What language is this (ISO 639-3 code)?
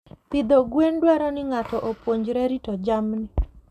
luo